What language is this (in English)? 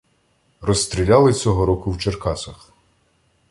Ukrainian